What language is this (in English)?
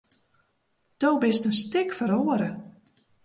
Western Frisian